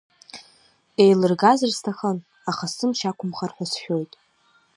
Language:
Abkhazian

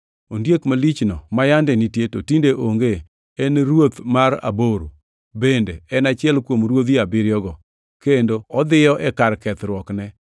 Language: Luo (Kenya and Tanzania)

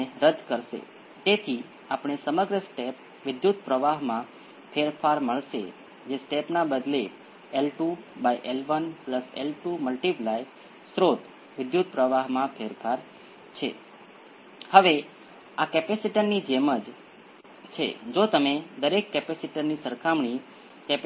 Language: Gujarati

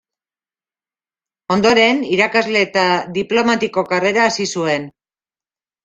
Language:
Basque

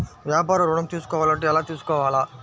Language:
Telugu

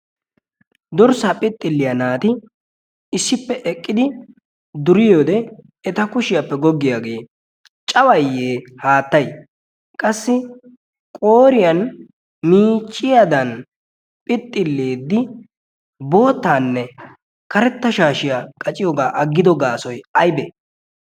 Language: Wolaytta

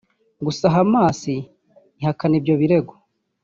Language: Kinyarwanda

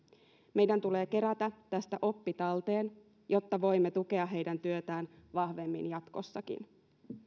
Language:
Finnish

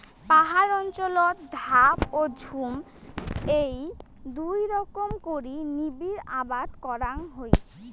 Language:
Bangla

